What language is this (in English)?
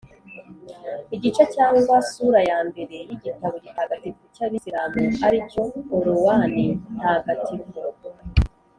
Kinyarwanda